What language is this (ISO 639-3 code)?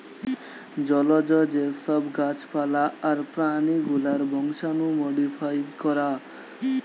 ben